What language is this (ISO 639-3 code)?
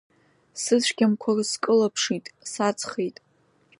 abk